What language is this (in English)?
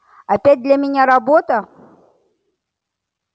Russian